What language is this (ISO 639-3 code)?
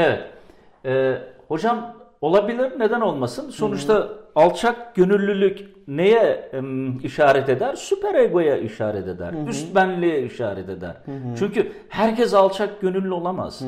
tur